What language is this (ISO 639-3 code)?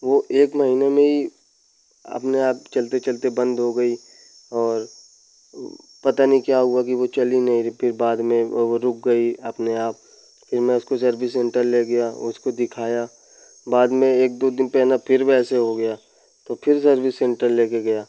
hin